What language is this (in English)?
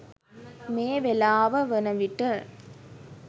Sinhala